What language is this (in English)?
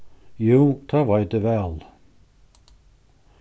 Faroese